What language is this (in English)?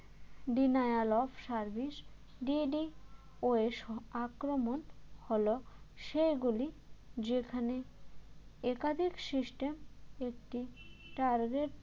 Bangla